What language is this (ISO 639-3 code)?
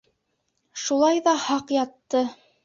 bak